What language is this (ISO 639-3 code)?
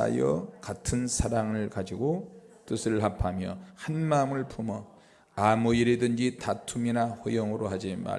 kor